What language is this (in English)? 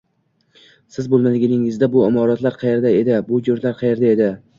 Uzbek